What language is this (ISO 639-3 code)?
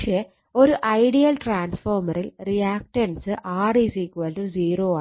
mal